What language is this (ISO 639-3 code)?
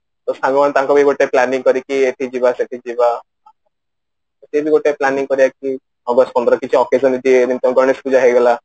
ori